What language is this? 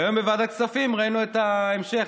Hebrew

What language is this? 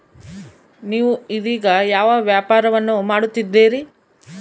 Kannada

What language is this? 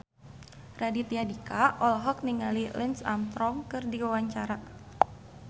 Sundanese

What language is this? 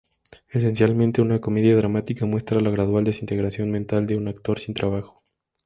Spanish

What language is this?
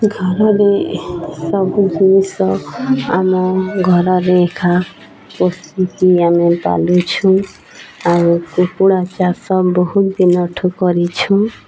Odia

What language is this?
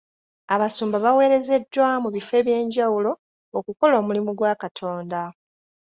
Ganda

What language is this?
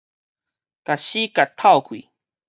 Min Nan Chinese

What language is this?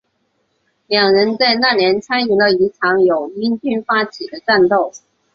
Chinese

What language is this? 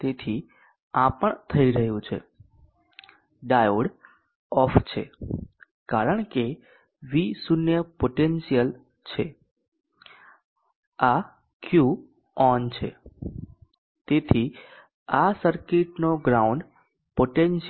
Gujarati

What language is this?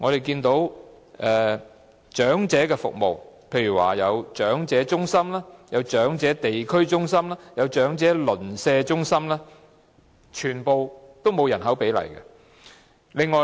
Cantonese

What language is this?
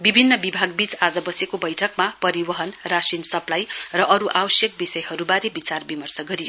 Nepali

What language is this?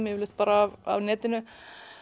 Icelandic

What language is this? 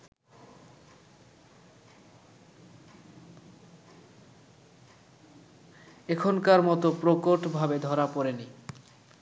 Bangla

